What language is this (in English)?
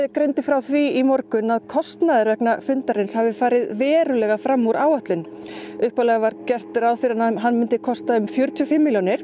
Icelandic